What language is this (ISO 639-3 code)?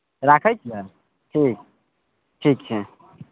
mai